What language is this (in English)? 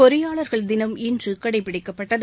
Tamil